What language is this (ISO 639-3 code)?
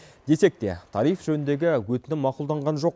kaz